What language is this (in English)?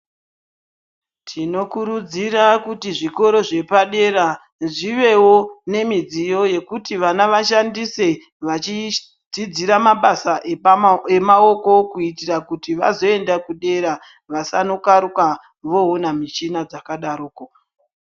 Ndau